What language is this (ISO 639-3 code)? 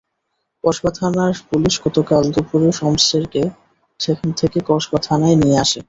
ben